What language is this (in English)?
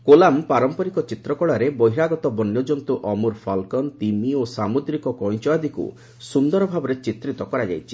Odia